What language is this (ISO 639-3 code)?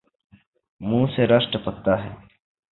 urd